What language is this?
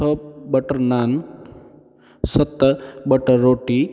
Sindhi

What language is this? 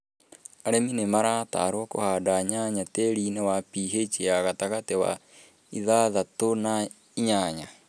Kikuyu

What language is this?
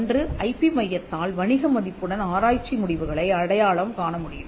Tamil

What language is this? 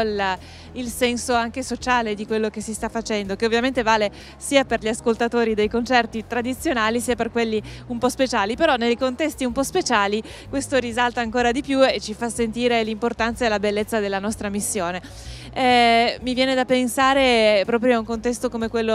Italian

